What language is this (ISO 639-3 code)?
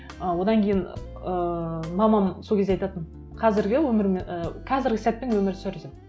kaz